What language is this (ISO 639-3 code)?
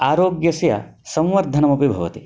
san